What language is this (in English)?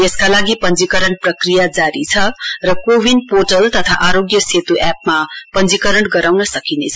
Nepali